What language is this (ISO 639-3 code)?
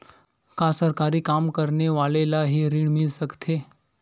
hne